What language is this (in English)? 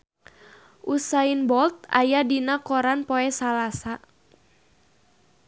Sundanese